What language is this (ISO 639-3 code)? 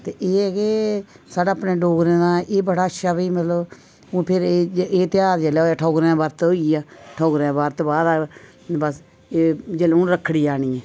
doi